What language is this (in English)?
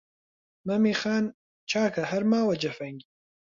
Central Kurdish